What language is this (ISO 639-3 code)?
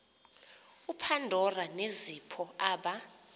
xho